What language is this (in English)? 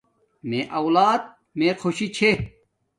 Domaaki